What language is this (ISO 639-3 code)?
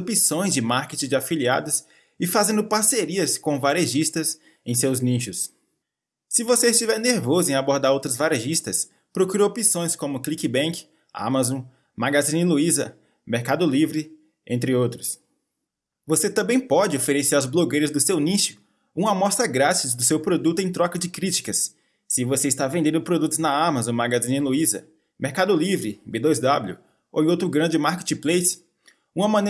por